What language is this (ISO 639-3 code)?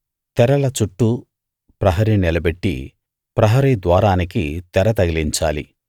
tel